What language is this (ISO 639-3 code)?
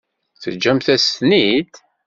kab